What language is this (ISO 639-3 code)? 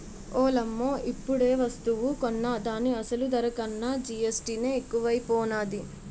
tel